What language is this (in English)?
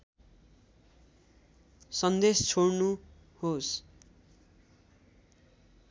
Nepali